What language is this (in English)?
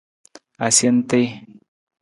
Nawdm